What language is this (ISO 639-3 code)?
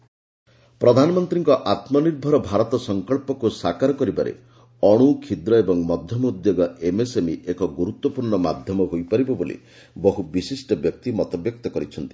ori